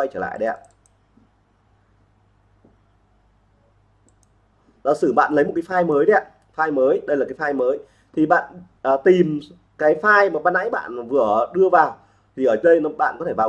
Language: Vietnamese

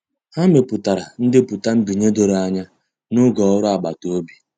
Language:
Igbo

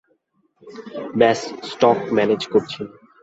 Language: Bangla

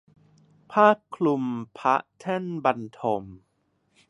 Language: Thai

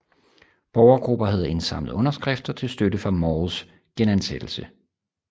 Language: Danish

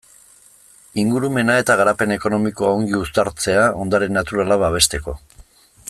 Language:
Basque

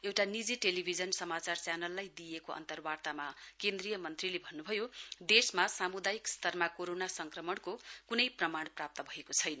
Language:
Nepali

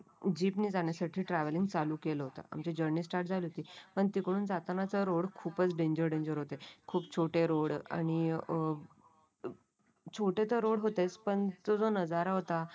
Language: Marathi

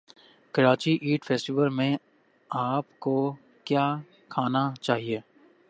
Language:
Urdu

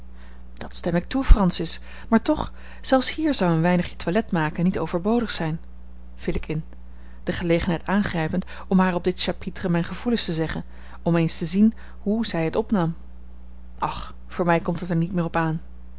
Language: Dutch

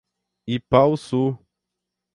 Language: Portuguese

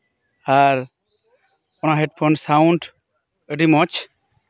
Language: Santali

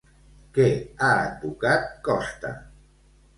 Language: Catalan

